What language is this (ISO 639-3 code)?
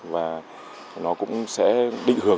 vie